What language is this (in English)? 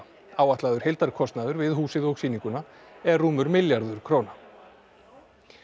Icelandic